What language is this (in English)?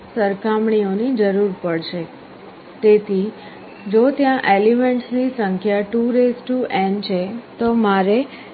Gujarati